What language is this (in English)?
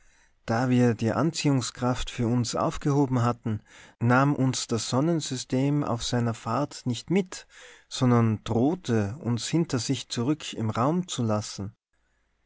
German